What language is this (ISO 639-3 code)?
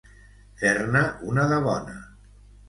cat